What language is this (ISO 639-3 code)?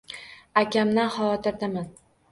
uzb